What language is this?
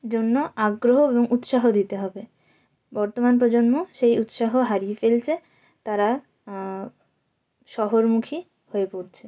Bangla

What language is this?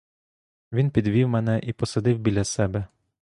Ukrainian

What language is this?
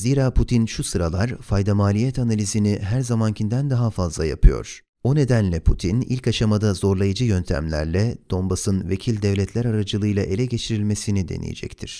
Turkish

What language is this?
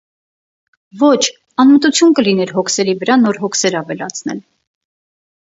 Armenian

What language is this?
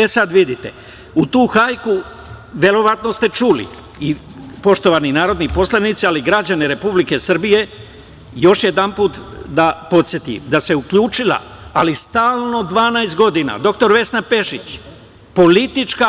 Serbian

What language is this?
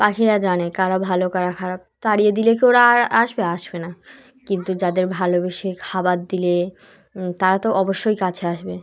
Bangla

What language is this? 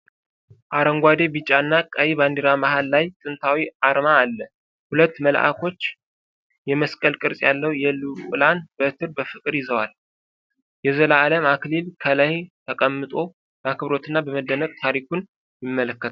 Amharic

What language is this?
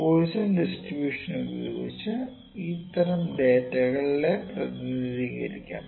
Malayalam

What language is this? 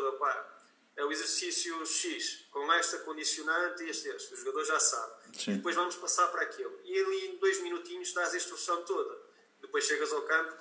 Portuguese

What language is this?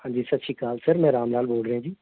Punjabi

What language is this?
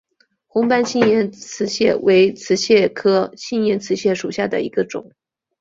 Chinese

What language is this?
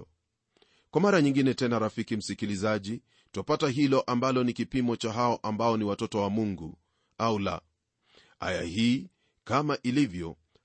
Swahili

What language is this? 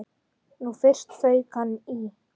Icelandic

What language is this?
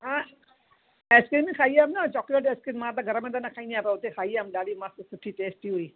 Sindhi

